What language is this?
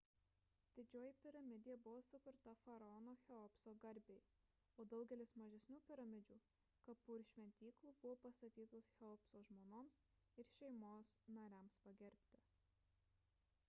Lithuanian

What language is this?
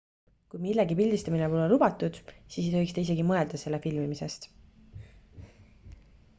Estonian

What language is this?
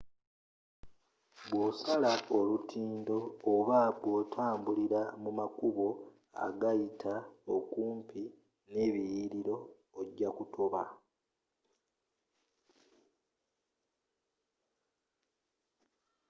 Ganda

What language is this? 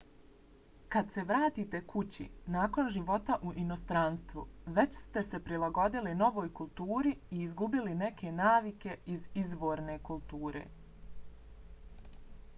Bosnian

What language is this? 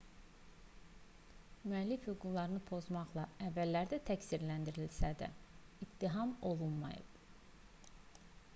Azerbaijani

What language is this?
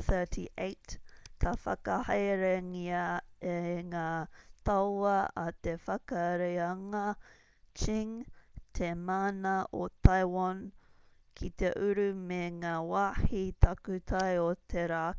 Māori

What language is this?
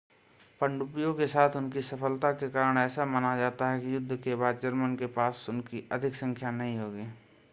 Hindi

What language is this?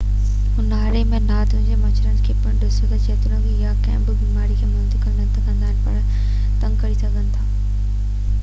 Sindhi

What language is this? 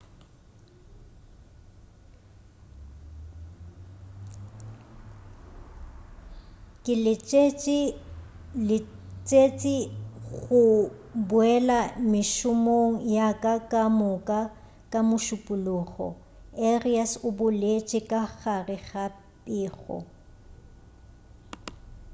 Northern Sotho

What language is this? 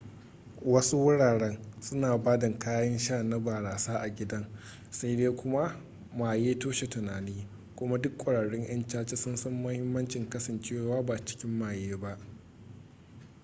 Hausa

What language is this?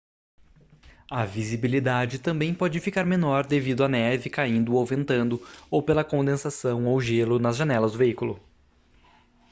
Portuguese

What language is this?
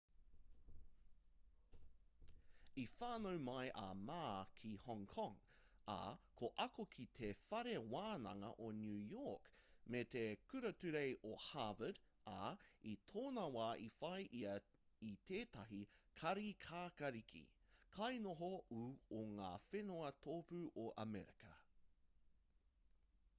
Māori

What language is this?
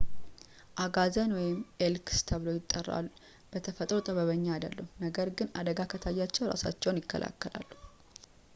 Amharic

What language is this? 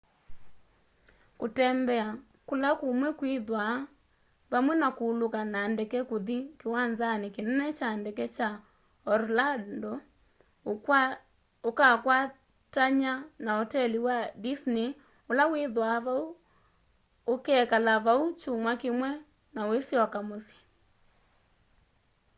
Kamba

